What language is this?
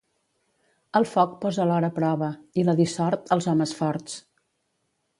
Catalan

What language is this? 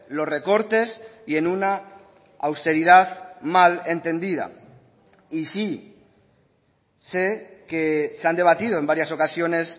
Spanish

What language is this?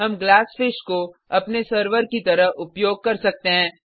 Hindi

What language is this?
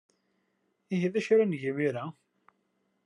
Kabyle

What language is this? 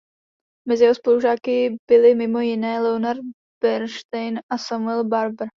Czech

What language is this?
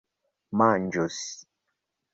Esperanto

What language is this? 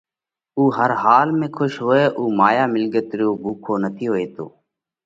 Parkari Koli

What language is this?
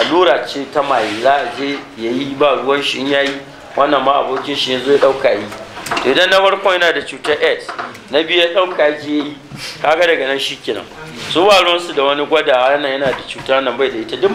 Arabic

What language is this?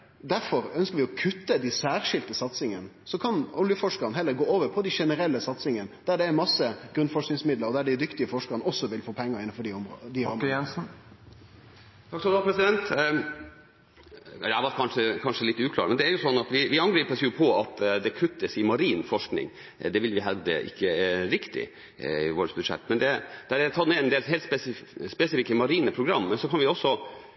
Norwegian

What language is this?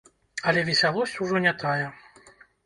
Belarusian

